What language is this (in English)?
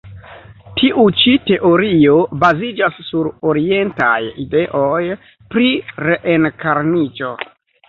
Esperanto